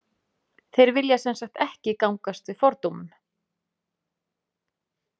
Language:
Icelandic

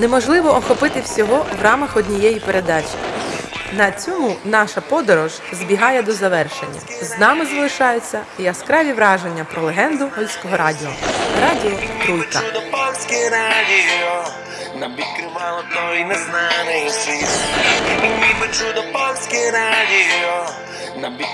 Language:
Polish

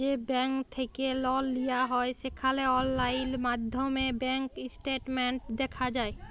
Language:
Bangla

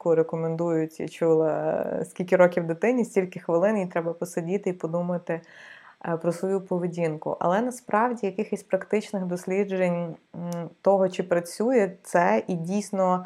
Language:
Ukrainian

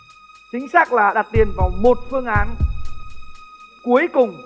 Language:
Vietnamese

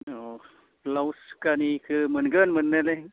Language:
Bodo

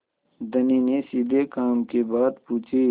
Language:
Hindi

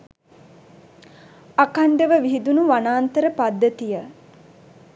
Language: Sinhala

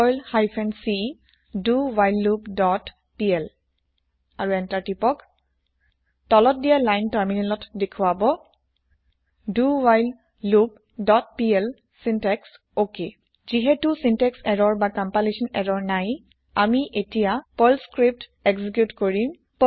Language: Assamese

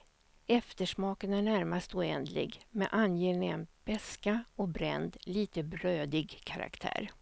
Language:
Swedish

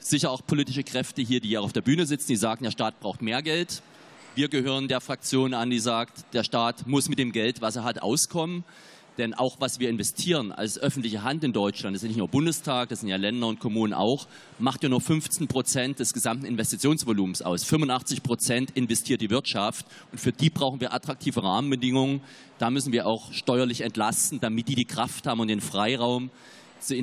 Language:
German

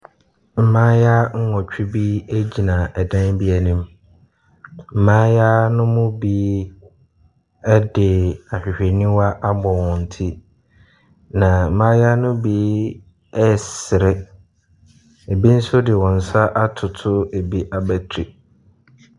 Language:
Akan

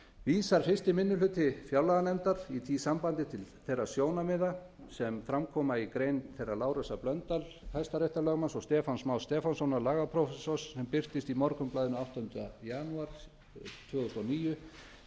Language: Icelandic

